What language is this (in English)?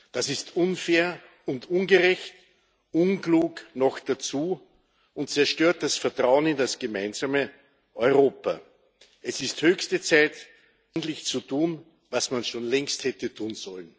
German